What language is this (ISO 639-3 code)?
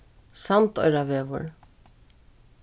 fao